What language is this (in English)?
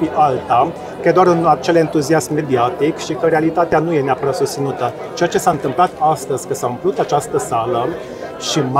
Romanian